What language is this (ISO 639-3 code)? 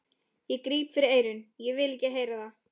isl